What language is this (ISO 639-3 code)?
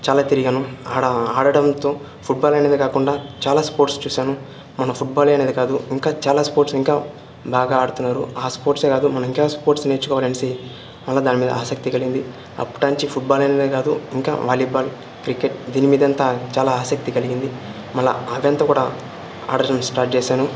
tel